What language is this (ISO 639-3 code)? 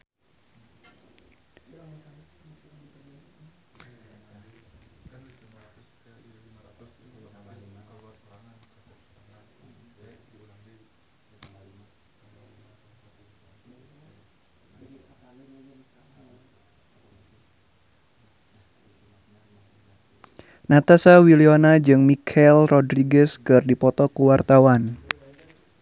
sun